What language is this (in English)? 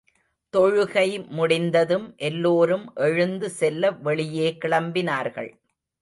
Tamil